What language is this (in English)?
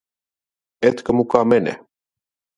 Finnish